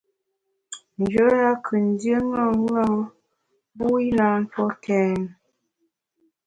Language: Bamun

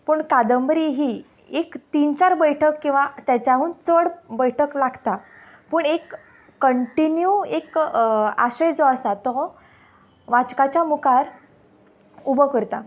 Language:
Konkani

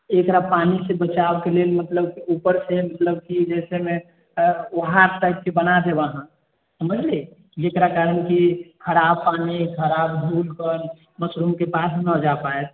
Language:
Maithili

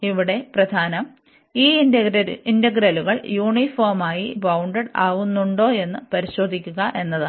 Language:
Malayalam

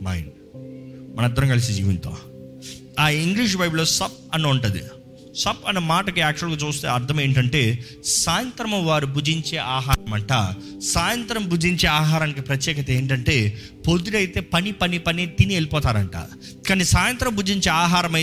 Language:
Telugu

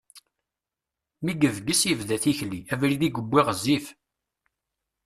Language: Kabyle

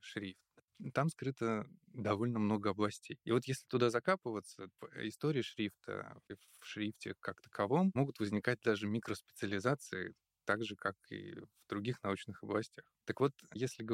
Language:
Russian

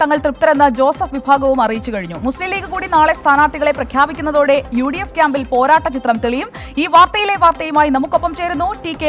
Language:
Hindi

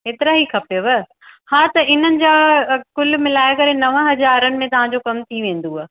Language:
Sindhi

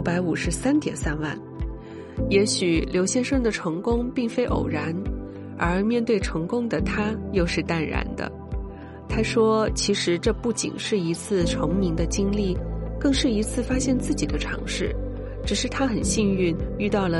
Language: Chinese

